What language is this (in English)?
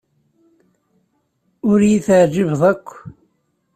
Kabyle